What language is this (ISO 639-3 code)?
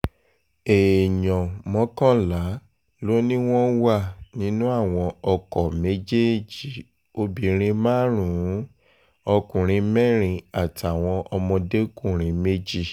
yor